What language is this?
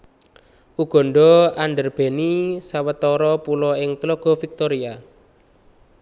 Javanese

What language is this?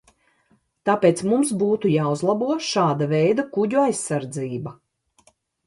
Latvian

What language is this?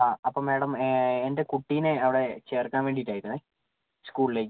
Malayalam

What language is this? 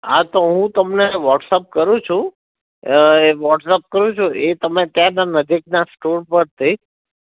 Gujarati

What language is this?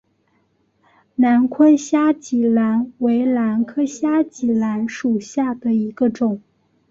Chinese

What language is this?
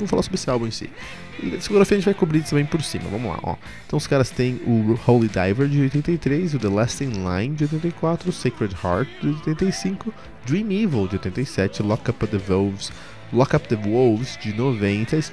Portuguese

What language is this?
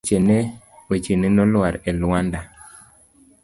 Luo (Kenya and Tanzania)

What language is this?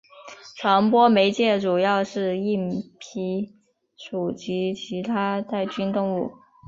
Chinese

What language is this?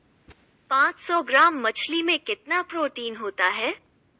Hindi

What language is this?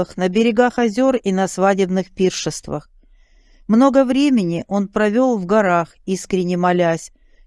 Russian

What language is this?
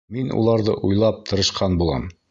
Bashkir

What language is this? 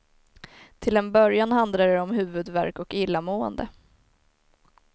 Swedish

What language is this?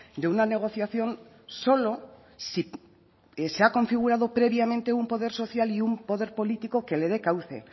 Spanish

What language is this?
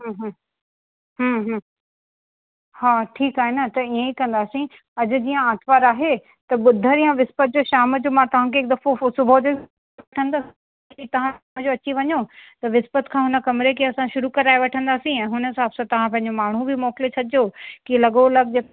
Sindhi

